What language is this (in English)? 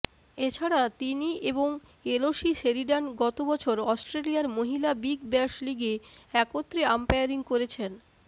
Bangla